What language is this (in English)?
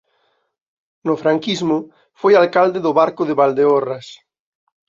Galician